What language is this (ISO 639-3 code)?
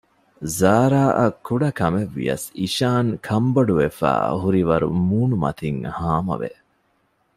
div